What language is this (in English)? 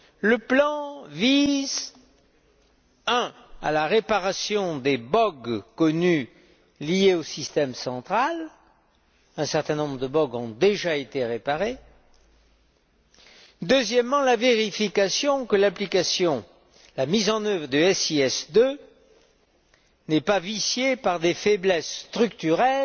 French